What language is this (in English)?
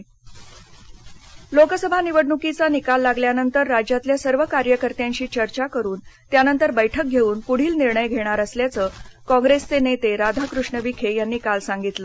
Marathi